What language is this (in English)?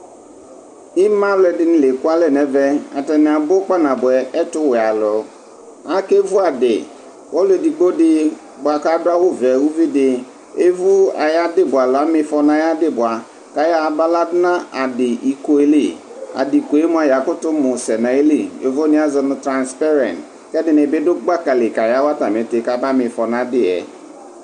Ikposo